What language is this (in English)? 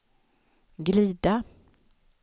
Swedish